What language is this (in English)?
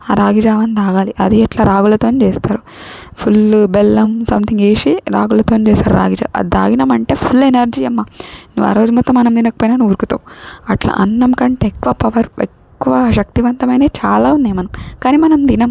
Telugu